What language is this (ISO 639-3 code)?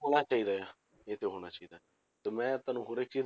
pan